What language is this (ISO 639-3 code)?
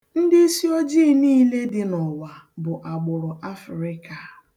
ibo